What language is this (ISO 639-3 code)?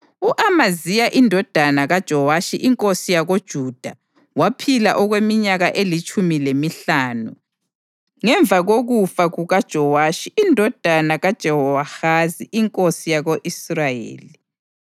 nde